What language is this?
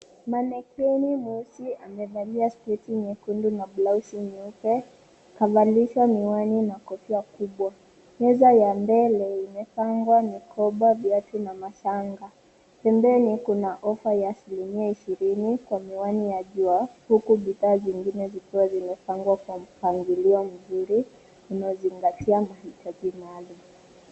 Swahili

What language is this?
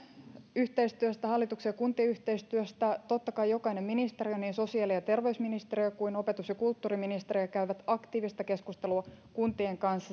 Finnish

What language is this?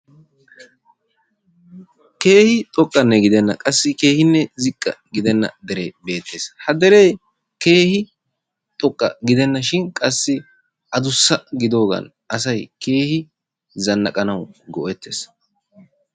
Wolaytta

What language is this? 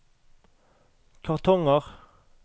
Norwegian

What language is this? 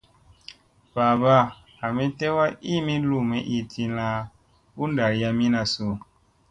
Musey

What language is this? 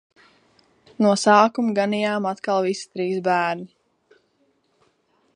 Latvian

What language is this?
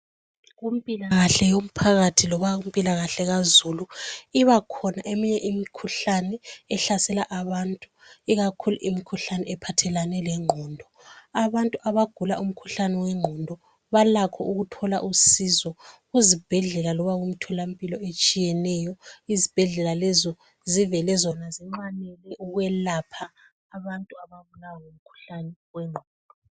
North Ndebele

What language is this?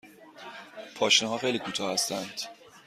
Persian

